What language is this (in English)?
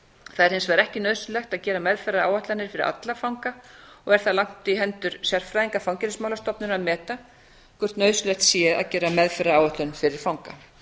Icelandic